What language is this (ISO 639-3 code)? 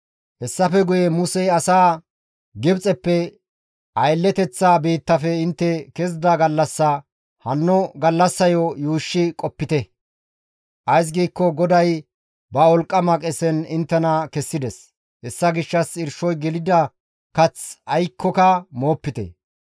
gmv